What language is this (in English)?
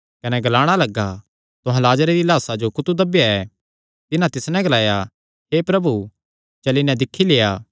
Kangri